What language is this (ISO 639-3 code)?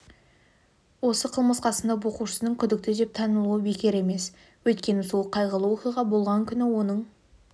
kaz